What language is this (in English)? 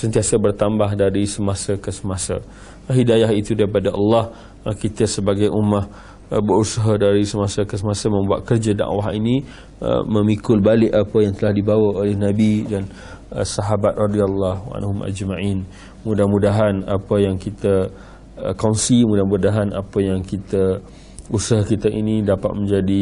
Malay